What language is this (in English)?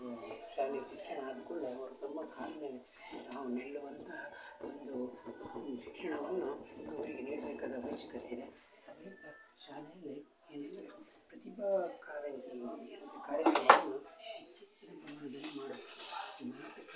Kannada